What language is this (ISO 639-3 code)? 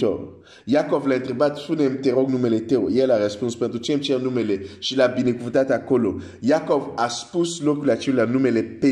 fra